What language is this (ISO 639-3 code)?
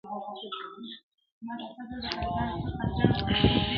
pus